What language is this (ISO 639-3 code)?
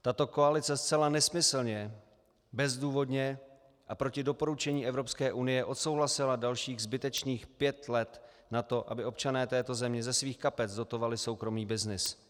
ces